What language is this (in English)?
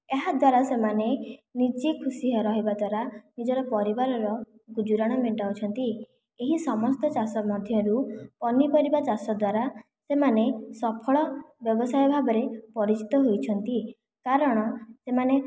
Odia